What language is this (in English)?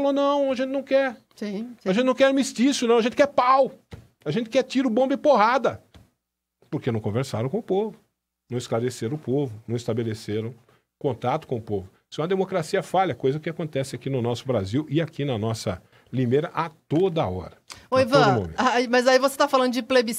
Portuguese